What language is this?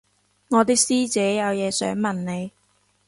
Cantonese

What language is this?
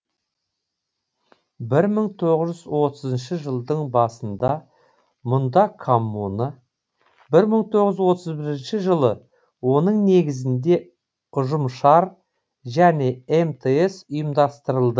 Kazakh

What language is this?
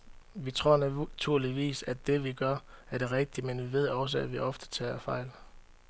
Danish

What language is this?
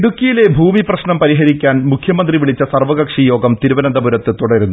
Malayalam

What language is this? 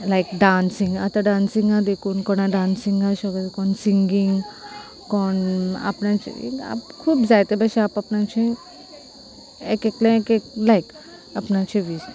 Konkani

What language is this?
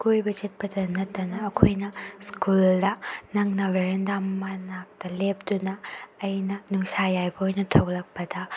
Manipuri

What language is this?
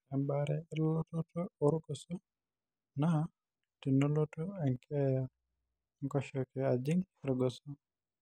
Masai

